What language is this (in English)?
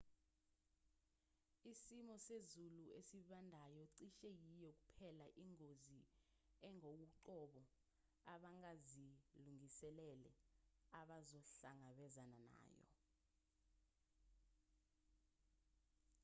Zulu